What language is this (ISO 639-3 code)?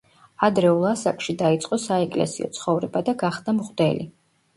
kat